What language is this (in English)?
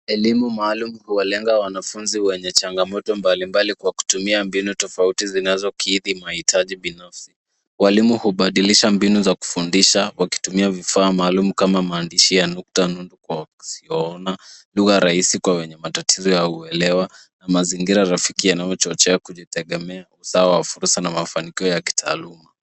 Swahili